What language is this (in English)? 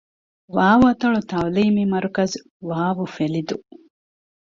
Divehi